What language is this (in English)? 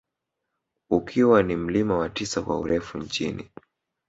Swahili